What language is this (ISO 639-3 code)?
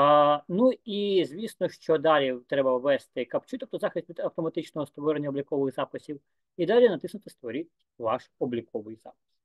ukr